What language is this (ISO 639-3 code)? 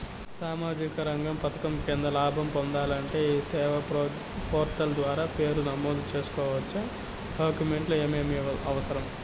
tel